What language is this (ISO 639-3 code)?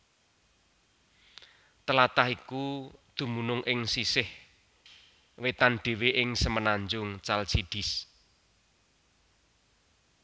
jav